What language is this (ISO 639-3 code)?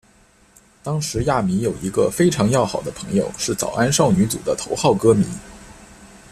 zho